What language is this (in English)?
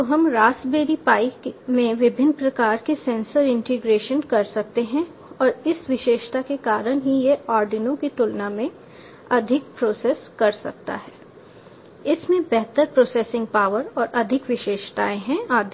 Hindi